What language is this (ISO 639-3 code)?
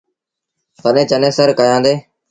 sbn